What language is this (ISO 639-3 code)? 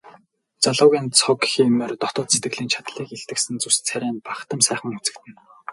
mon